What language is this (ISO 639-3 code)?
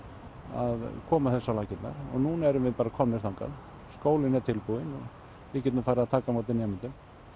isl